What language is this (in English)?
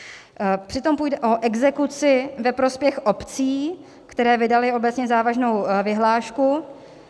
Czech